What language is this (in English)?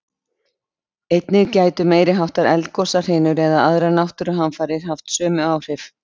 Icelandic